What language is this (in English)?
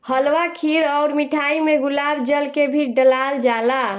Bhojpuri